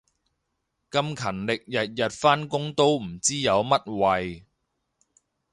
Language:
Cantonese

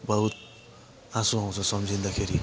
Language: Nepali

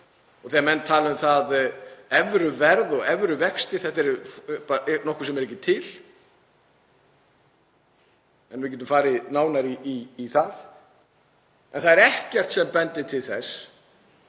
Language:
Icelandic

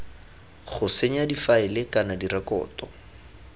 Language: Tswana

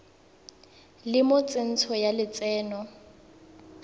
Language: Tswana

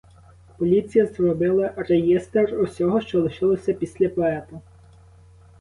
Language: Ukrainian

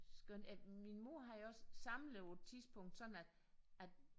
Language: Danish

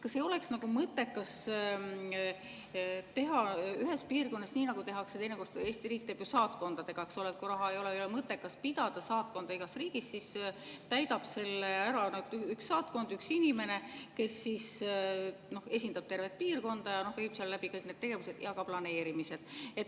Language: Estonian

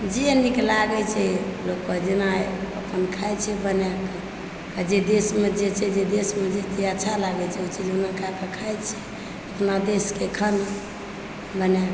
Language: Maithili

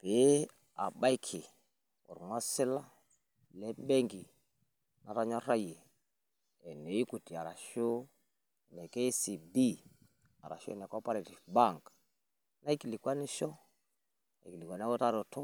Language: Masai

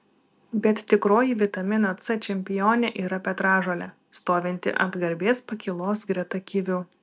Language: Lithuanian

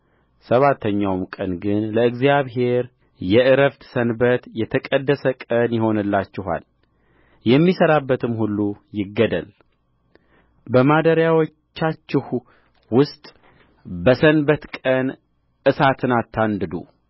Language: Amharic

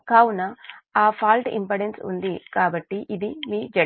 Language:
Telugu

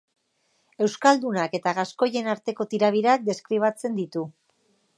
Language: Basque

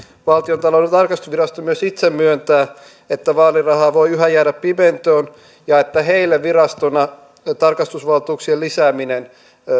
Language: Finnish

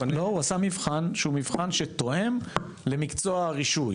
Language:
Hebrew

